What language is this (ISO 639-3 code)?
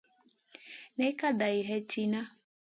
mcn